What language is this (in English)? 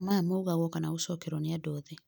Kikuyu